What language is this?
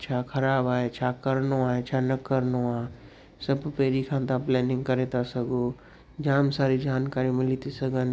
Sindhi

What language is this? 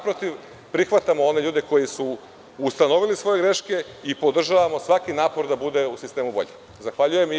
Serbian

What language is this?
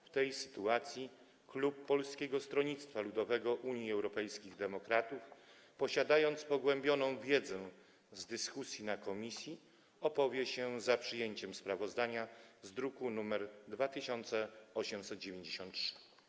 Polish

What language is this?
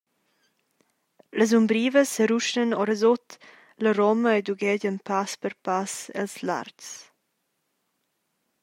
Romansh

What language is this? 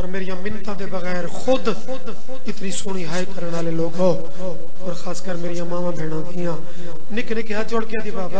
Punjabi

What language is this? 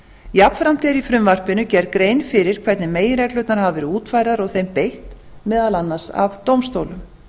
Icelandic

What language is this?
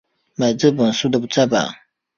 Chinese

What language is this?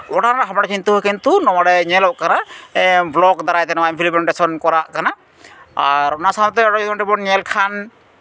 Santali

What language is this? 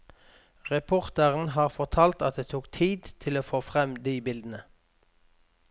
Norwegian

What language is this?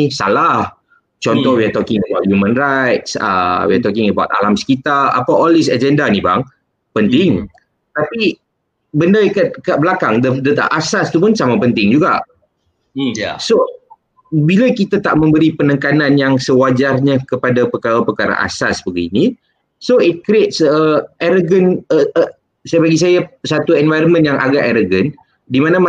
Malay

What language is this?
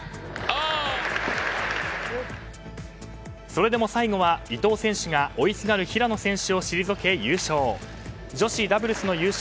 Japanese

